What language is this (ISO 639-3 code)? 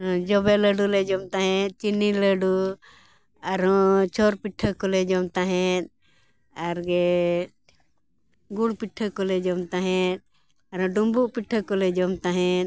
sat